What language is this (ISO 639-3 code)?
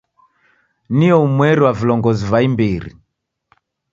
dav